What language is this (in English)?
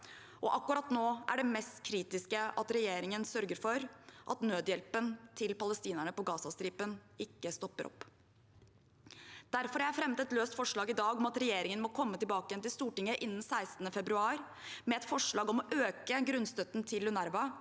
Norwegian